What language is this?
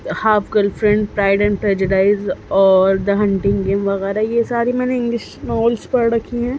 Urdu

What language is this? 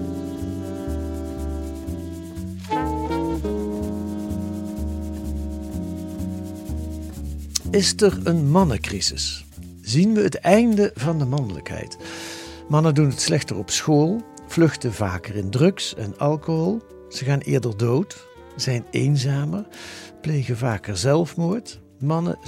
Dutch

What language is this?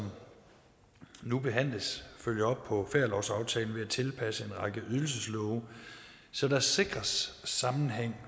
Danish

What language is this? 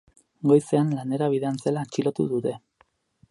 Basque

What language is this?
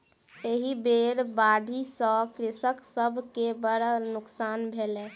Maithili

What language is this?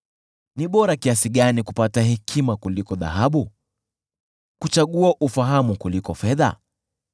Swahili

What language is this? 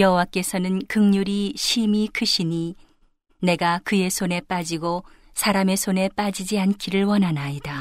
Korean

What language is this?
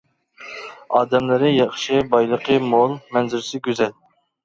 Uyghur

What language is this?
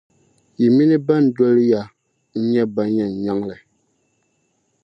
Dagbani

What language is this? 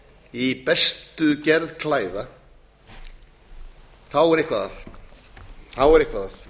Icelandic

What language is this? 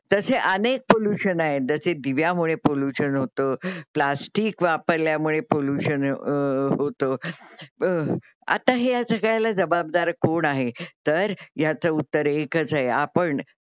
Marathi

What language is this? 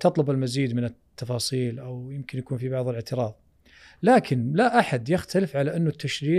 Arabic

